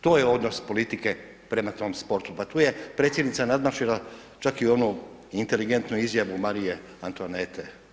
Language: Croatian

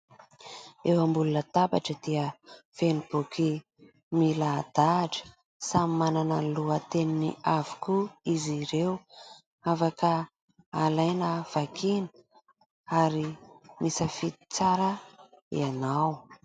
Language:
Malagasy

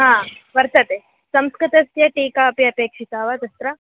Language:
Sanskrit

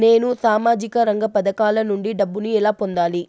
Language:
Telugu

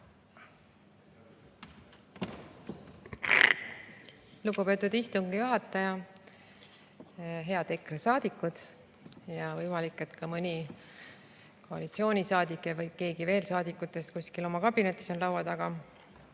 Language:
Estonian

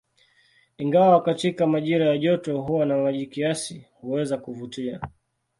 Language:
Swahili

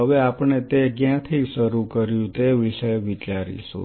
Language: Gujarati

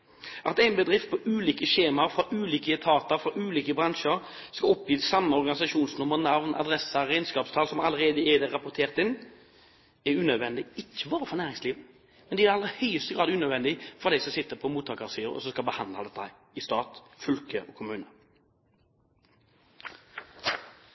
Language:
Norwegian Bokmål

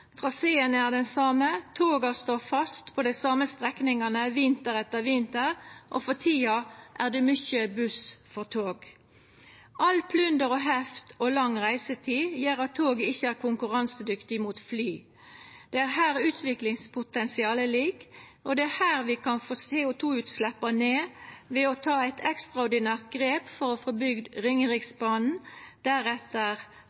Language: Norwegian Nynorsk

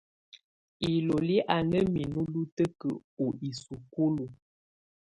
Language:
Tunen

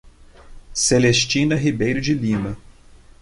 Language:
Portuguese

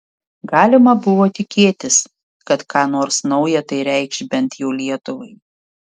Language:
Lithuanian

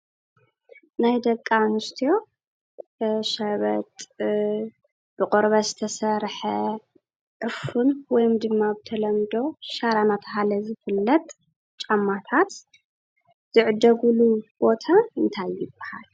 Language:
Tigrinya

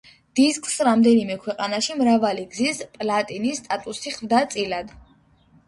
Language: Georgian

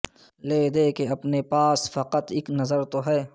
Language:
Urdu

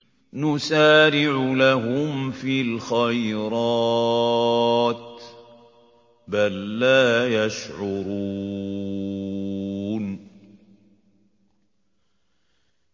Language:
Arabic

